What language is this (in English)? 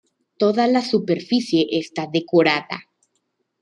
Spanish